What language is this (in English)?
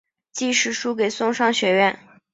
Chinese